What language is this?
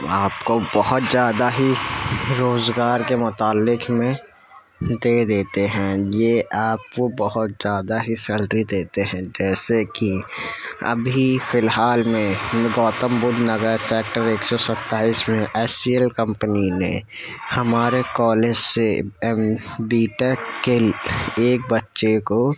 Urdu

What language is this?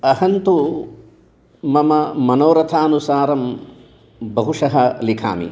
Sanskrit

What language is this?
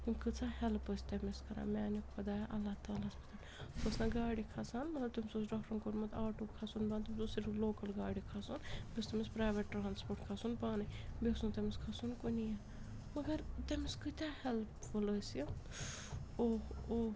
Kashmiri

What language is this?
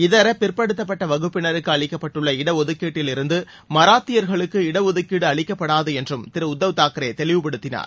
Tamil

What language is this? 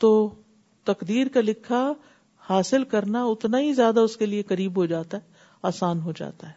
Urdu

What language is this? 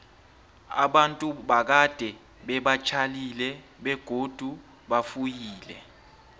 South Ndebele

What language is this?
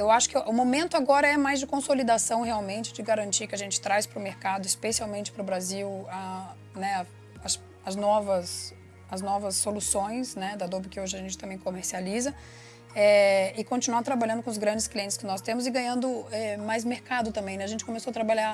Portuguese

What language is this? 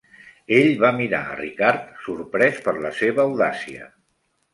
Catalan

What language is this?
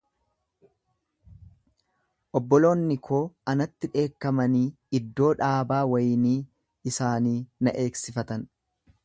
Oromo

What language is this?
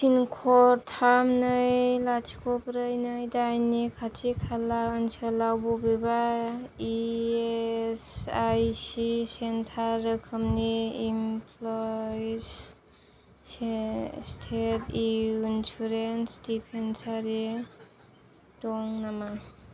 Bodo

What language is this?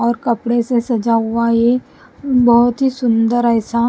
Hindi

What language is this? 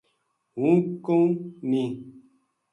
Gujari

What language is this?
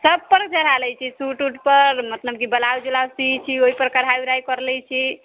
Maithili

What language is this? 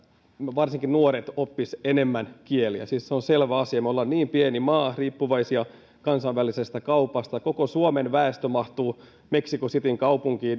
Finnish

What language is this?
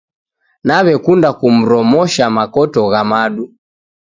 Taita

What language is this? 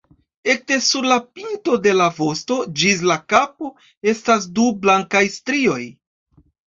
Esperanto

